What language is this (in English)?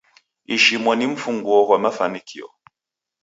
Taita